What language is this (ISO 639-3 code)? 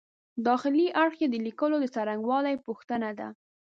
pus